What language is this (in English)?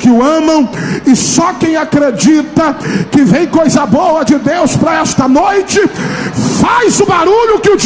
Portuguese